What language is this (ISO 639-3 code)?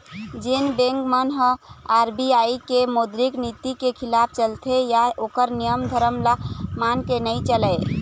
hne